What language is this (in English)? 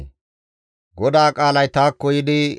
Gamo